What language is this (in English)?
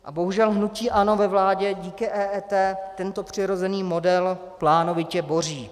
Czech